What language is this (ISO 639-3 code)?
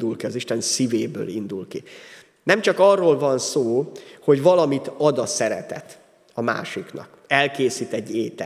hun